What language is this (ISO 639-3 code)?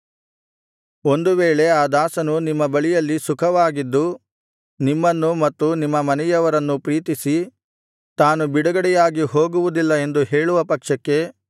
kan